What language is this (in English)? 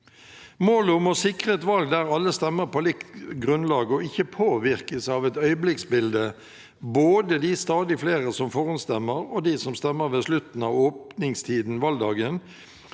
Norwegian